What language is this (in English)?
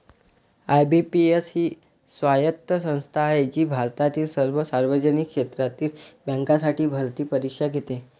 Marathi